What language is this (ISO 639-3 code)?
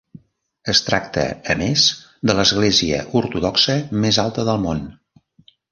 cat